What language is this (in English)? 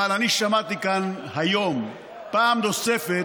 Hebrew